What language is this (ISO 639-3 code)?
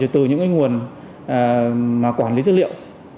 vie